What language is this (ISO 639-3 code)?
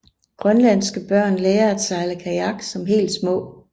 dan